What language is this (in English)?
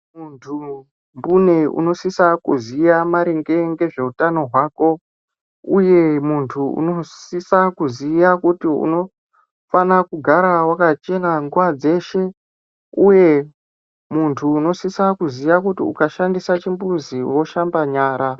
Ndau